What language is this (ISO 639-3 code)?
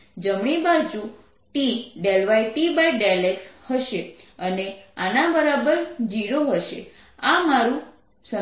guj